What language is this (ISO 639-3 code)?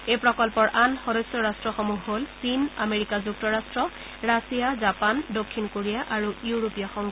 asm